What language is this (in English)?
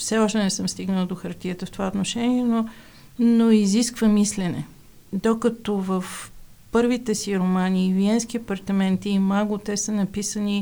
Bulgarian